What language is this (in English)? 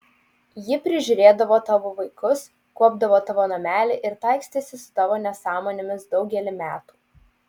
Lithuanian